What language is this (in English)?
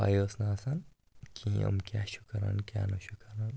Kashmiri